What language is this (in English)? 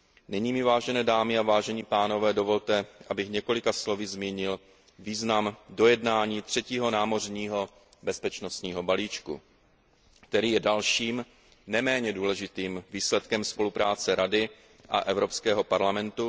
Czech